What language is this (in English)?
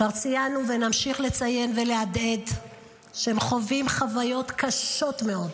Hebrew